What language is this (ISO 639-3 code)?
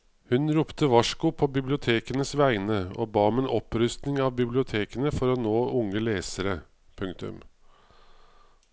nor